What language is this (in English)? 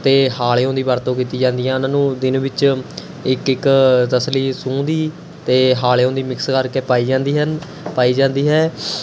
Punjabi